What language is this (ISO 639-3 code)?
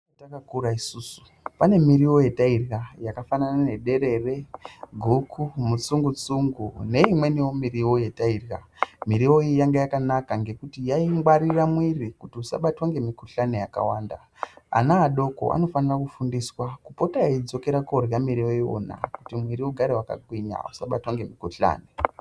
ndc